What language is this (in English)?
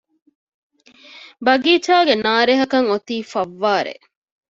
Divehi